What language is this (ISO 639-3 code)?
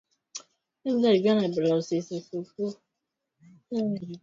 swa